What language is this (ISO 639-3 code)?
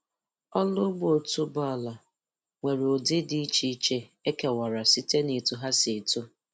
ibo